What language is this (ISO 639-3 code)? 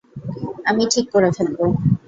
ben